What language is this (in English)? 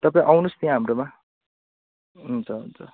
Nepali